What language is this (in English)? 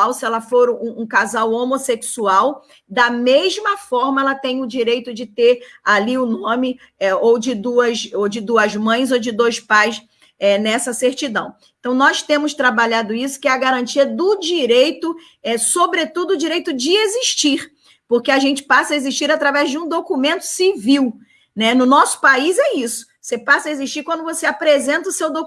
Portuguese